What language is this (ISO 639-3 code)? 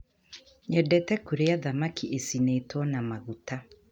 kik